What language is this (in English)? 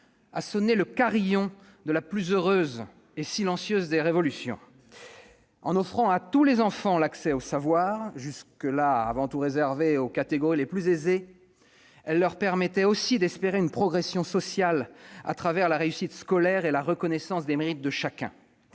French